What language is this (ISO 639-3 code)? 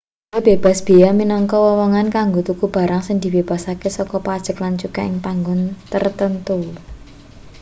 jav